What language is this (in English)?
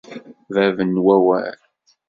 Kabyle